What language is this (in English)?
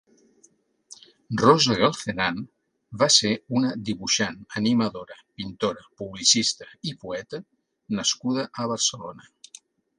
Catalan